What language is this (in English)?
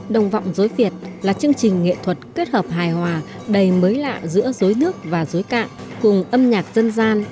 Vietnamese